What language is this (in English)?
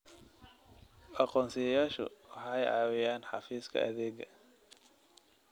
Somali